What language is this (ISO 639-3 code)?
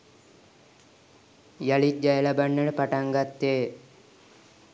sin